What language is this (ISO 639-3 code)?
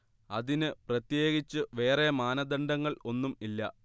mal